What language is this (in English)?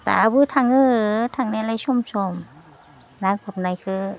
Bodo